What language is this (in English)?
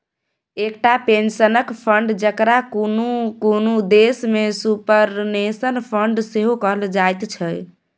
Maithili